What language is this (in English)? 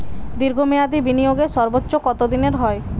Bangla